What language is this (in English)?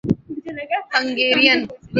Urdu